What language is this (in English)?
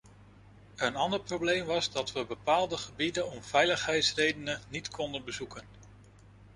Dutch